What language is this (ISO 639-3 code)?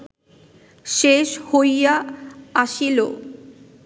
ben